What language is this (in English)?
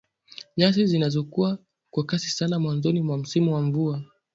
Swahili